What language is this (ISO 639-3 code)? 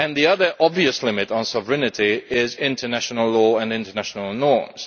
eng